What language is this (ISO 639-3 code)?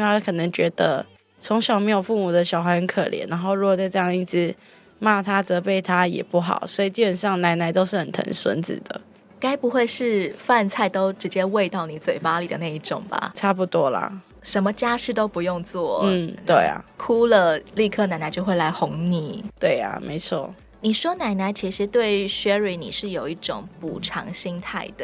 zho